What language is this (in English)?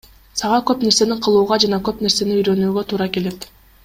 Kyrgyz